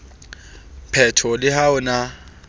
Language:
Southern Sotho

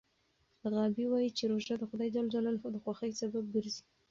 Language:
Pashto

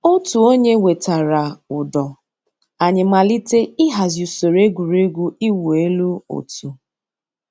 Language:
Igbo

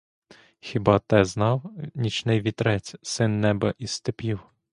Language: Ukrainian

